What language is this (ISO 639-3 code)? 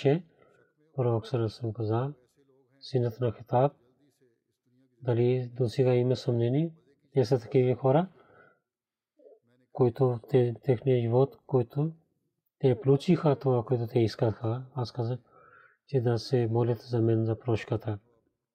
bul